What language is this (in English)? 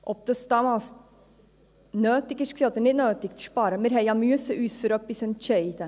Swiss German